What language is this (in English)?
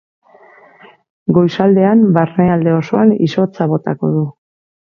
Basque